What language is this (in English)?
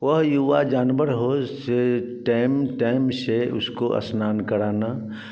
Hindi